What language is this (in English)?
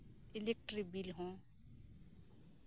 Santali